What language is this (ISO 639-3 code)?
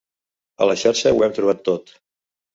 cat